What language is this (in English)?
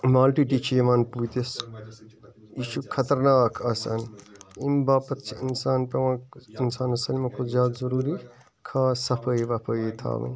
Kashmiri